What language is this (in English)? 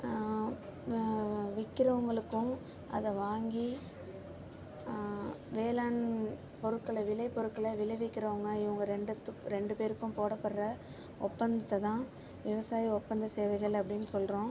Tamil